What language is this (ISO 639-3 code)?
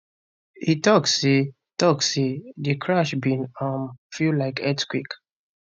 pcm